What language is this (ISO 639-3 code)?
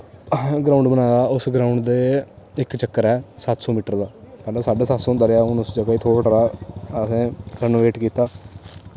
doi